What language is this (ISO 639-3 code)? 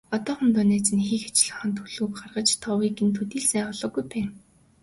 mon